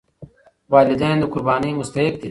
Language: Pashto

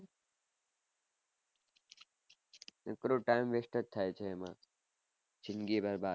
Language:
Gujarati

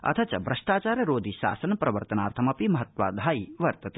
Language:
Sanskrit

